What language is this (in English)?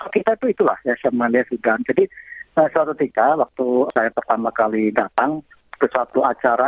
Indonesian